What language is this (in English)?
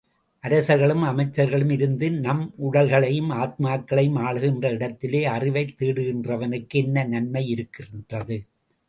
Tamil